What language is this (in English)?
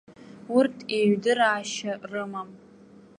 Abkhazian